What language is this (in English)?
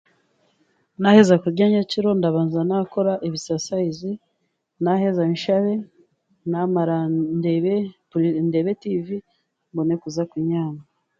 Chiga